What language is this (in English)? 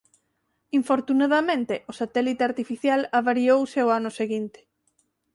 Galician